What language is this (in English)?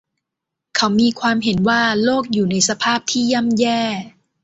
Thai